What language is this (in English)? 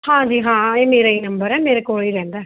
Punjabi